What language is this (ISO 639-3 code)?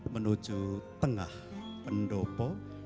ind